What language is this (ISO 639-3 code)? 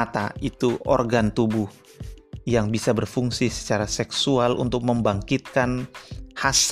ind